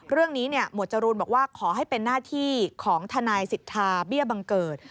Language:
Thai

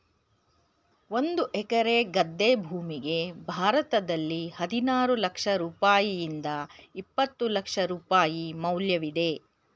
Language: Kannada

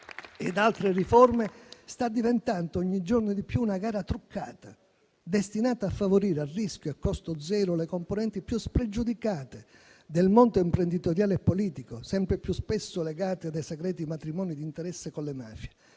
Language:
Italian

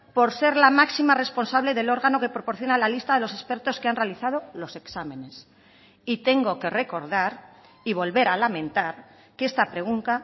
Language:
Spanish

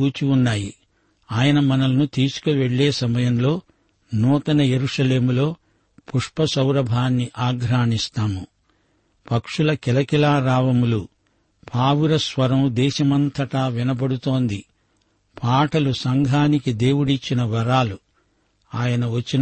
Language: Telugu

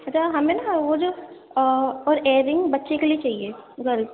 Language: Urdu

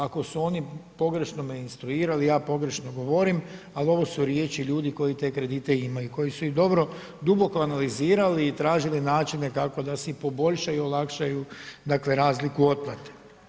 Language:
Croatian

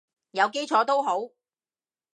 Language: Cantonese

